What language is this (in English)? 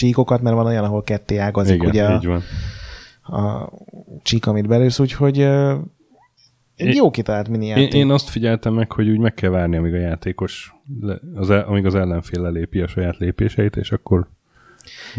Hungarian